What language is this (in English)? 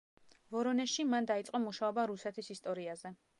Georgian